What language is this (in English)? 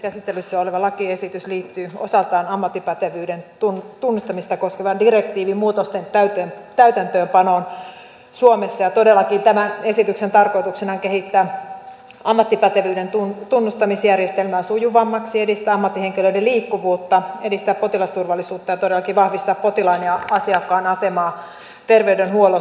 Finnish